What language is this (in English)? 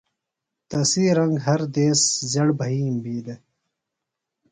Phalura